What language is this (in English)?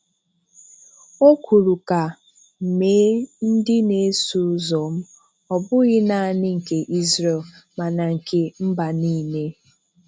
Igbo